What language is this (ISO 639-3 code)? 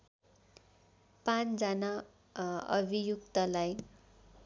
nep